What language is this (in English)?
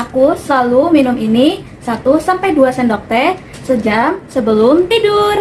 Indonesian